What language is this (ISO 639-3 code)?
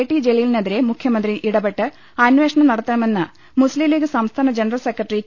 mal